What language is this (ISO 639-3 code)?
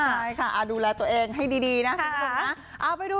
tha